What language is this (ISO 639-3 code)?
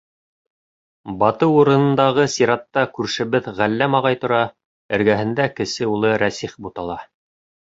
bak